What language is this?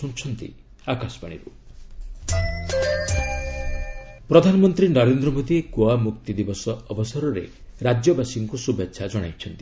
Odia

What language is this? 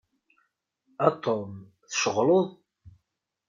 Kabyle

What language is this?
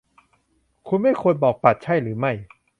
Thai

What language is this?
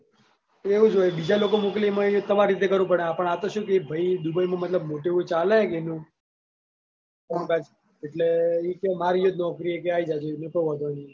Gujarati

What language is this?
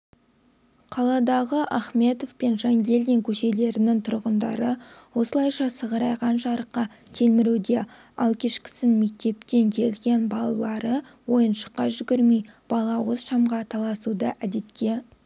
Kazakh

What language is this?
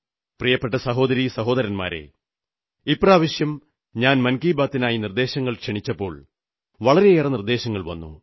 Malayalam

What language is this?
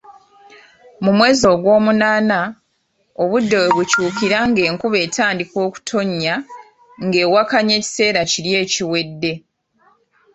Ganda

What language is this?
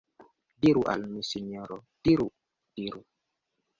Esperanto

